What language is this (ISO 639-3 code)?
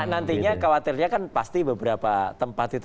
ind